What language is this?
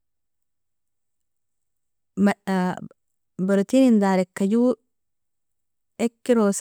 Nobiin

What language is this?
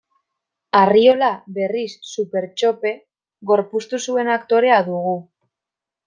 Basque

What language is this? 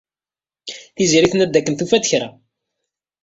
Kabyle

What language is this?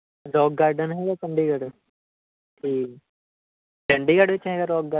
Punjabi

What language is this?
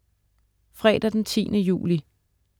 Danish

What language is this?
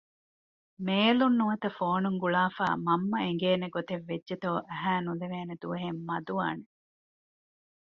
Divehi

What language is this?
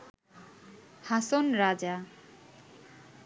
Bangla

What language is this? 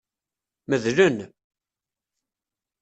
Kabyle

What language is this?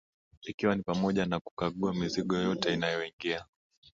Swahili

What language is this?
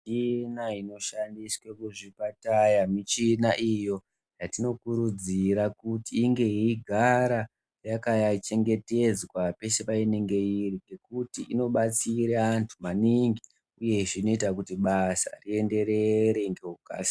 Ndau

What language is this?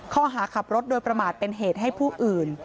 Thai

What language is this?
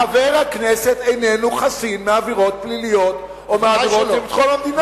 Hebrew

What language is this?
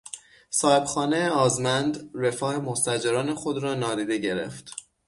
Persian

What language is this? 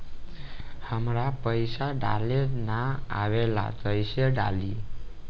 Bhojpuri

